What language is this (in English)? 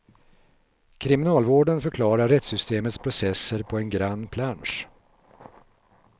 Swedish